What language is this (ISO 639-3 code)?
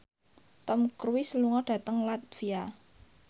jav